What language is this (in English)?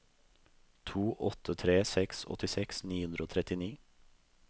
Norwegian